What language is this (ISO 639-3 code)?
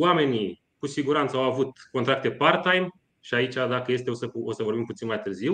ron